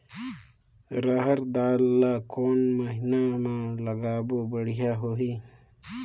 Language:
Chhattisgarhi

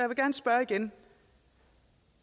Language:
Danish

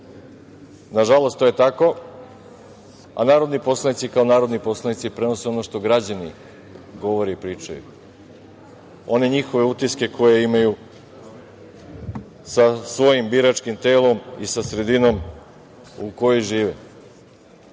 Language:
Serbian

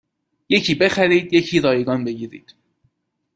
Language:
Persian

